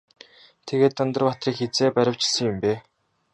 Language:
Mongolian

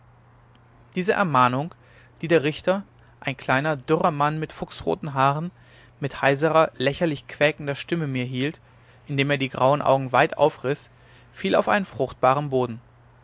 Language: German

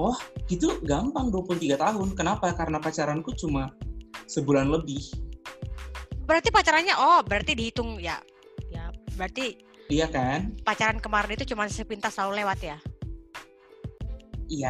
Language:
Indonesian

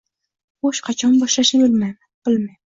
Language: Uzbek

